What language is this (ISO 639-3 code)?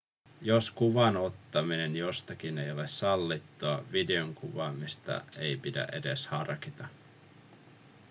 fin